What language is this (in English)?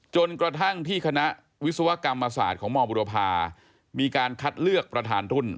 Thai